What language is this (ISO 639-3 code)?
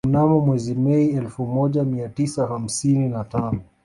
swa